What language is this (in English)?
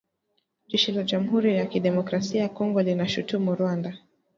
Swahili